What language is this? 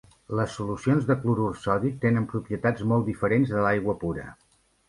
Catalan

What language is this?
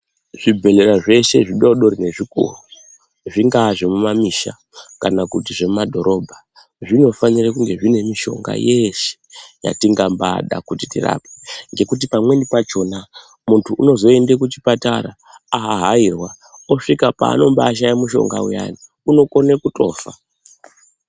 Ndau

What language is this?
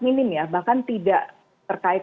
Indonesian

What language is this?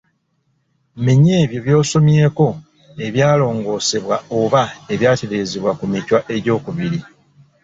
Ganda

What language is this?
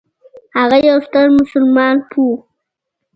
Pashto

